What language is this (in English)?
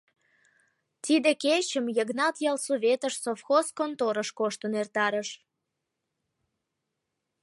Mari